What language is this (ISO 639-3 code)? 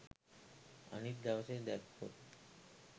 sin